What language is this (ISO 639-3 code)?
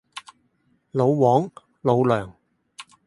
yue